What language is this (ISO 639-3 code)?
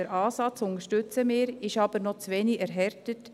gsw